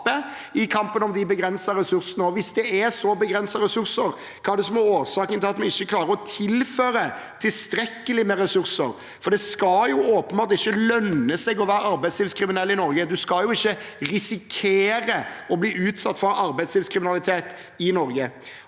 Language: Norwegian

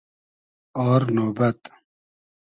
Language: Hazaragi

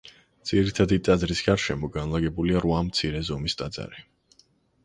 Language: Georgian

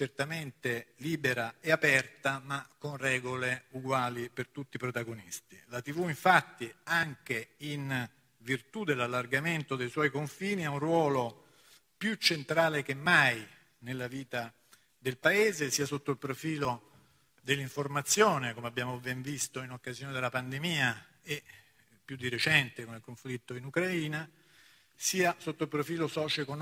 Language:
Italian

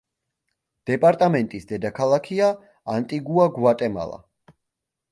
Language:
Georgian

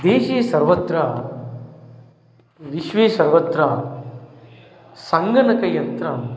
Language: Sanskrit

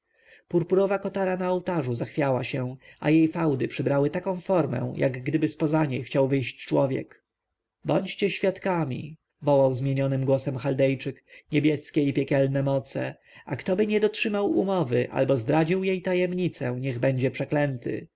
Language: Polish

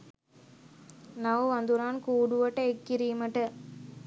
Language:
Sinhala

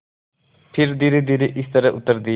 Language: Hindi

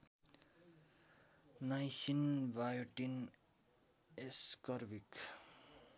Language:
Nepali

